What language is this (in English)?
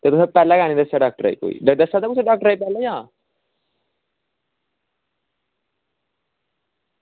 Dogri